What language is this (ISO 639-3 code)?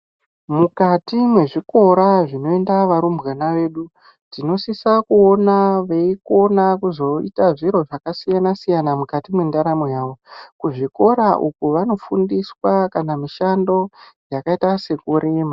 ndc